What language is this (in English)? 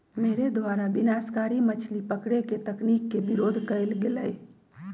Magahi